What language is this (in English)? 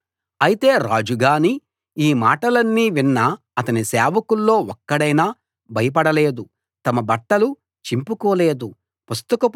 Telugu